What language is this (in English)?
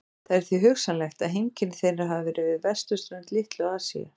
Icelandic